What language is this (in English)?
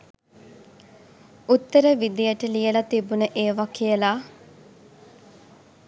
Sinhala